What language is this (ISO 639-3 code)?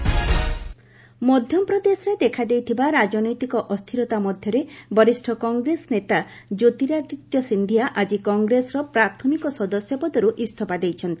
ori